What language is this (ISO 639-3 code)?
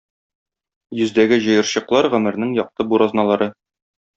tat